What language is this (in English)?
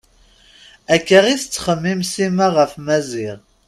Kabyle